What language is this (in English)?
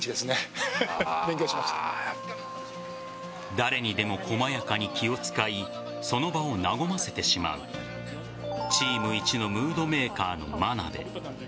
Japanese